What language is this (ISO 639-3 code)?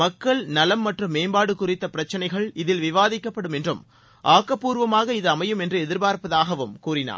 tam